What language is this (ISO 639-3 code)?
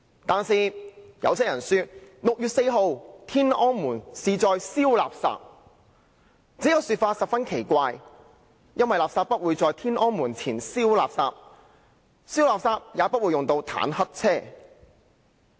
yue